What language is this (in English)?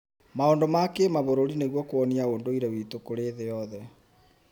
Kikuyu